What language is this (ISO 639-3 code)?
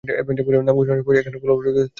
ben